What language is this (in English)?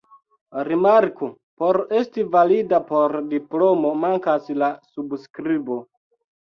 Esperanto